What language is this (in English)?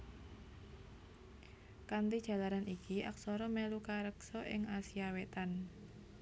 Javanese